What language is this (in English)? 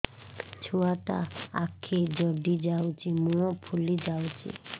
Odia